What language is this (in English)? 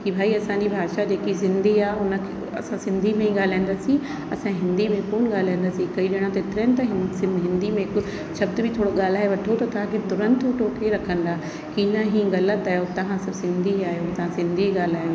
Sindhi